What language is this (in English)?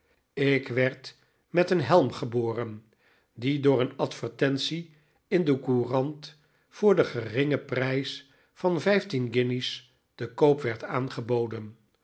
Dutch